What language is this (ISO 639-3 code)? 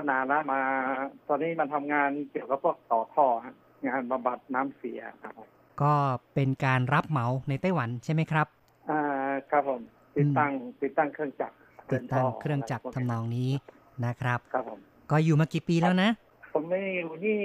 tha